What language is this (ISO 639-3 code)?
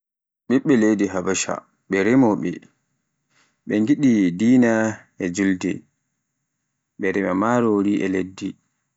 fuf